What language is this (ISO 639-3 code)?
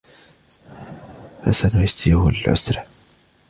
ara